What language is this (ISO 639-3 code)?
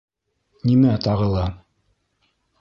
bak